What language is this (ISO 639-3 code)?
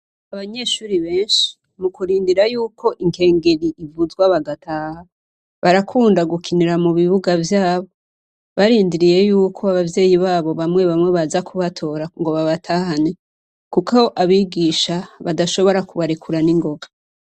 run